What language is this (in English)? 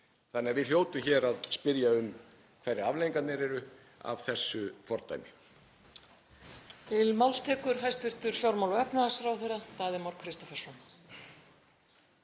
Icelandic